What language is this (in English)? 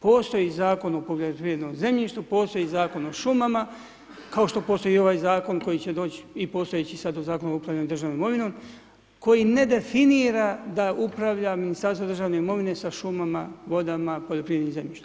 Croatian